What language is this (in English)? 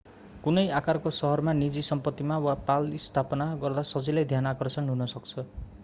Nepali